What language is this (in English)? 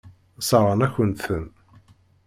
Kabyle